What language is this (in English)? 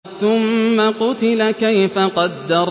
Arabic